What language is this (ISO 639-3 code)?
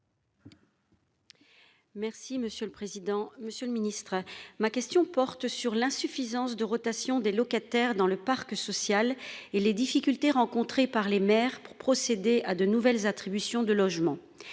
fra